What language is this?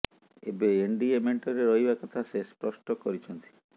Odia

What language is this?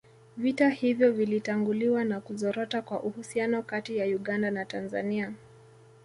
Swahili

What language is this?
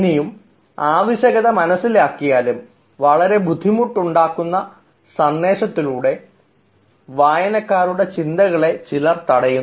Malayalam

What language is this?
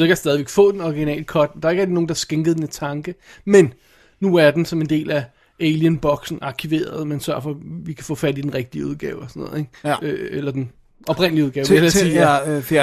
Danish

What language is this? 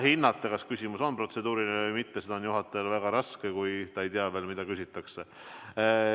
Estonian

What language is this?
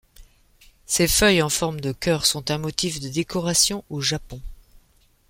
French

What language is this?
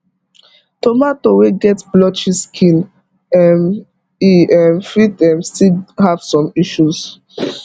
Nigerian Pidgin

